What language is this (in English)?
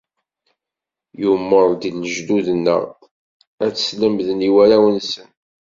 Kabyle